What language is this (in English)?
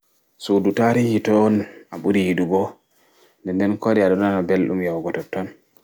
Fula